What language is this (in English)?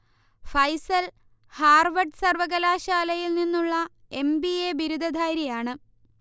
Malayalam